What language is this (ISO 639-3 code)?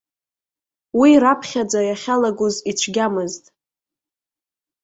abk